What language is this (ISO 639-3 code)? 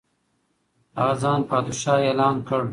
pus